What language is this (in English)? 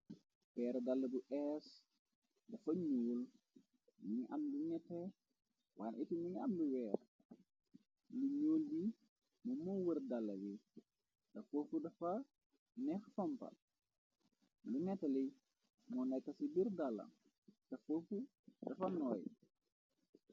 Wolof